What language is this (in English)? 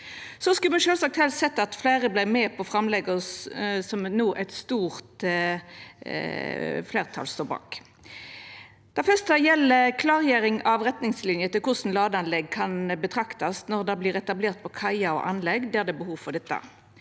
Norwegian